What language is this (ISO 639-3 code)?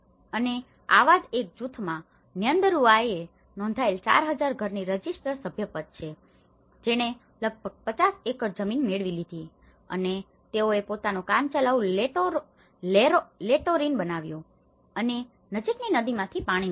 guj